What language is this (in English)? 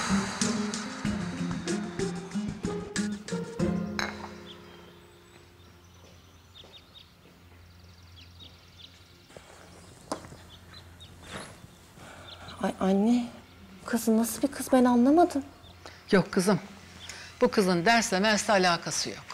Turkish